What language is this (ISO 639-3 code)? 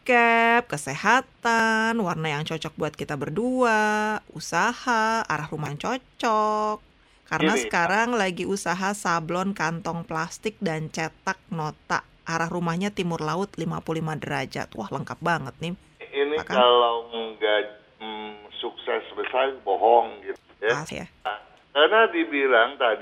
ind